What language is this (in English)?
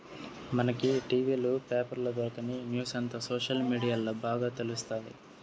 Telugu